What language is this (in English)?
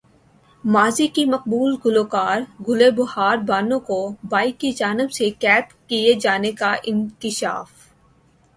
Urdu